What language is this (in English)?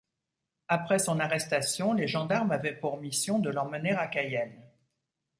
French